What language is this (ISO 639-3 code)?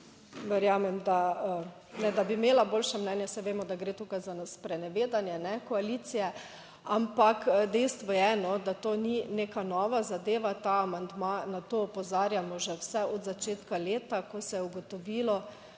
slv